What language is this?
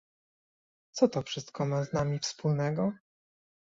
Polish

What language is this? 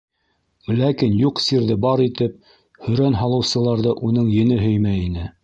Bashkir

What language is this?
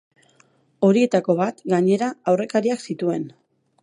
Basque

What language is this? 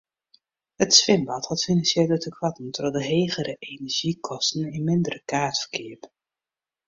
Western Frisian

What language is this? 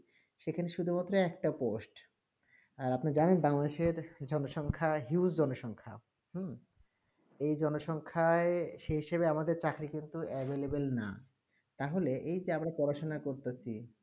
Bangla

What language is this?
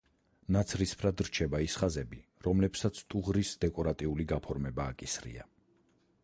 Georgian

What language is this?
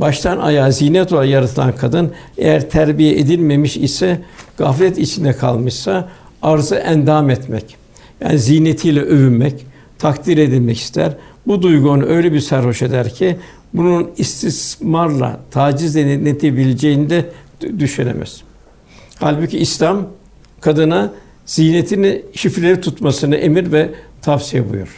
Turkish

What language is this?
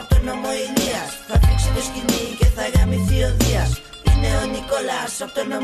Greek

